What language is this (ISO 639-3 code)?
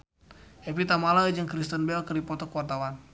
sun